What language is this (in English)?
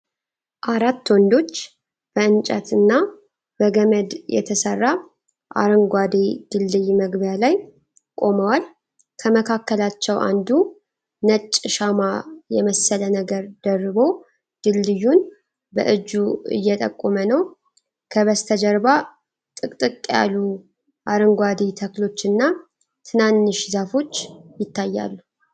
Amharic